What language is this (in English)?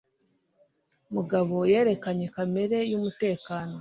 Kinyarwanda